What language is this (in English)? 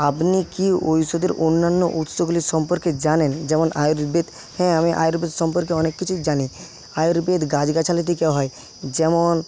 Bangla